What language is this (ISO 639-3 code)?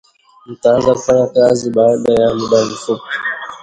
swa